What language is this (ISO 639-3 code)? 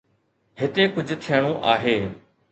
snd